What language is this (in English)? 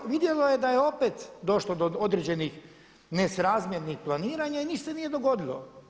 Croatian